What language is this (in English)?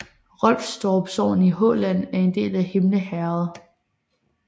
Danish